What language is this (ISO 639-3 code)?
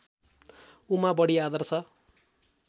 nep